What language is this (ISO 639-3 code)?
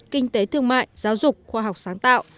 vie